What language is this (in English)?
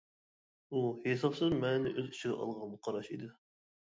Uyghur